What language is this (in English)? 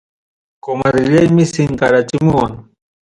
Ayacucho Quechua